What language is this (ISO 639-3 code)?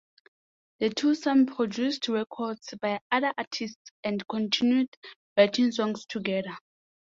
eng